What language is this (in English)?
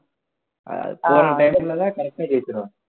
Tamil